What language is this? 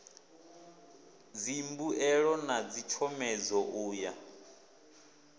Venda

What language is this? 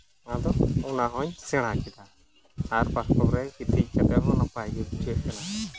Santali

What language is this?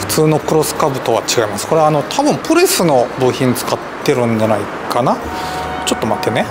Japanese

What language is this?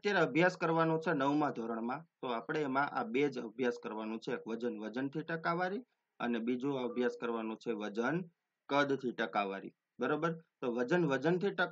Hindi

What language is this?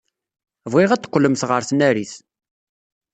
Kabyle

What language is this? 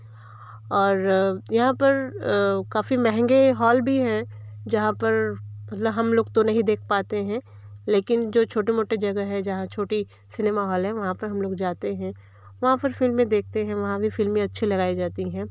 Hindi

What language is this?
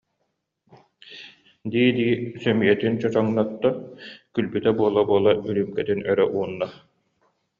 Yakut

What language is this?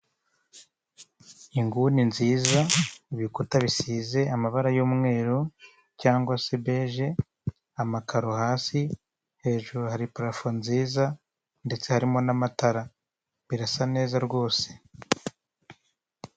Kinyarwanda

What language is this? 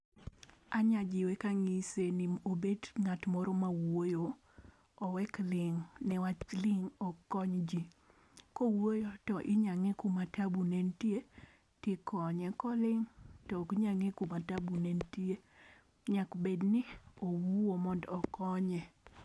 Luo (Kenya and Tanzania)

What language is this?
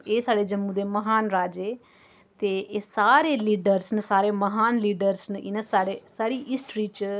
Dogri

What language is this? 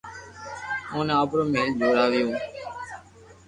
Loarki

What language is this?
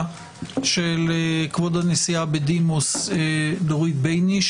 Hebrew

